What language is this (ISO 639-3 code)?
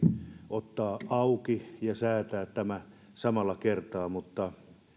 fin